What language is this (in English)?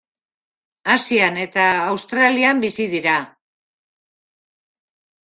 Basque